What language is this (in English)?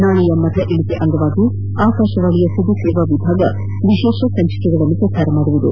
Kannada